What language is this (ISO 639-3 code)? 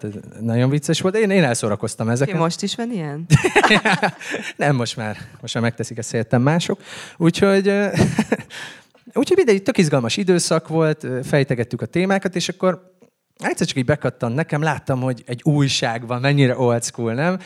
hun